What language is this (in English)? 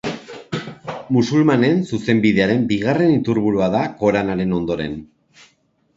Basque